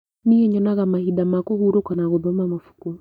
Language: Kikuyu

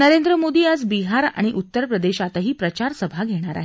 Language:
Marathi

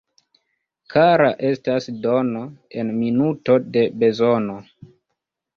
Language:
Esperanto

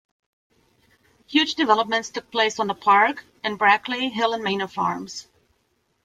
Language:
English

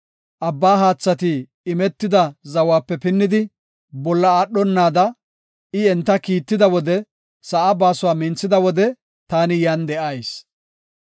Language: Gofa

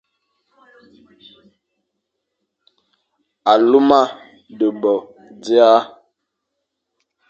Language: Fang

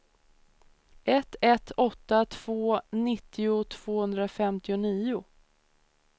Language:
Swedish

